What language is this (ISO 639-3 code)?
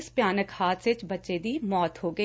pan